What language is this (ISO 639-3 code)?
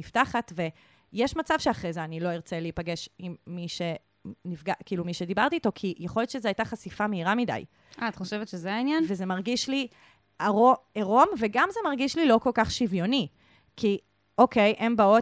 heb